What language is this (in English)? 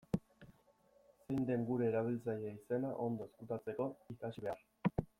Basque